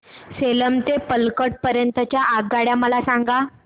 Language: Marathi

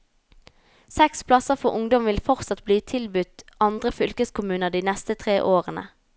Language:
Norwegian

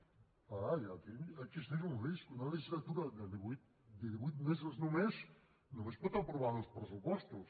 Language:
Catalan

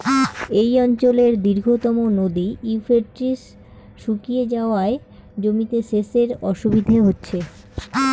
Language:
Bangla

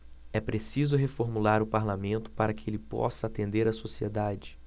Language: Portuguese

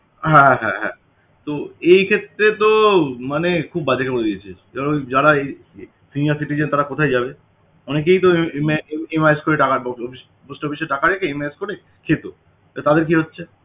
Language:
Bangla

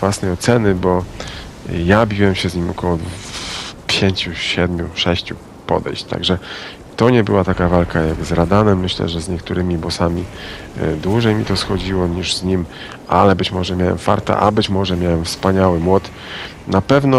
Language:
Polish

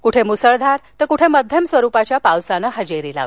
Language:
Marathi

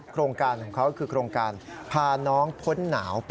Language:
Thai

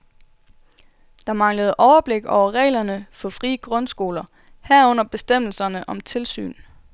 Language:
Danish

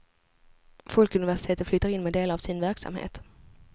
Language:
Swedish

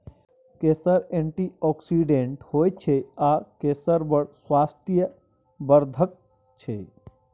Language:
Maithili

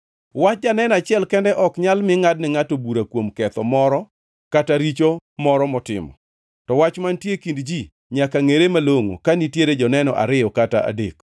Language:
Luo (Kenya and Tanzania)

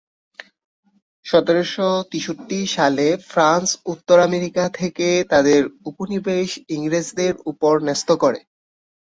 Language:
Bangla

